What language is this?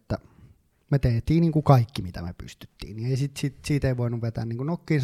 Finnish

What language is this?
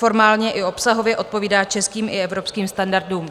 Czech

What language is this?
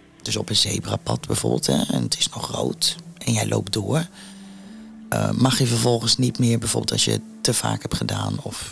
Dutch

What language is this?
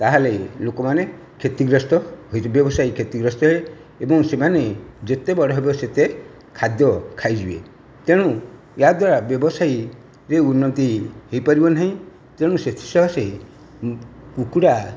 Odia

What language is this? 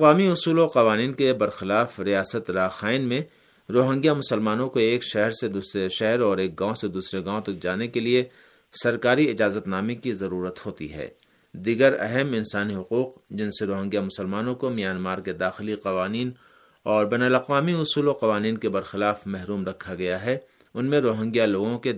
Urdu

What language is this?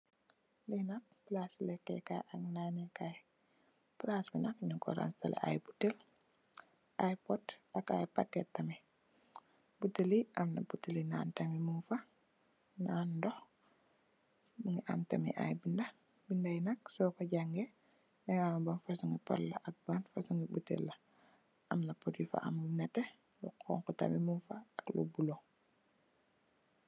Wolof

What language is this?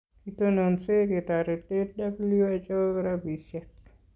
Kalenjin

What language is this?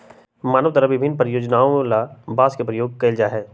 Magahi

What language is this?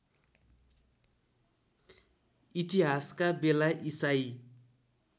Nepali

